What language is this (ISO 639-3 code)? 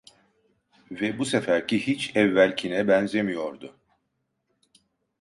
tur